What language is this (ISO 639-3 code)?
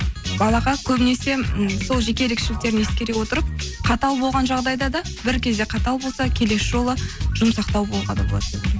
kaz